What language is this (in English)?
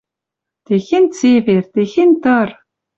Western Mari